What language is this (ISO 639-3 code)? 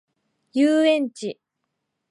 jpn